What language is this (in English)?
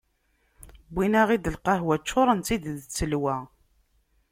Kabyle